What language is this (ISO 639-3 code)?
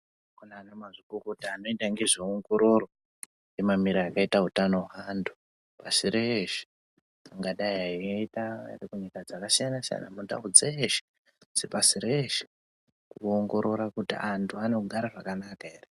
ndc